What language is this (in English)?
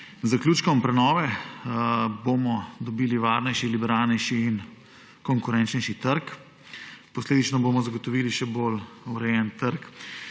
Slovenian